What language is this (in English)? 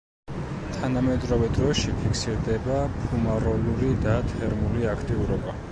Georgian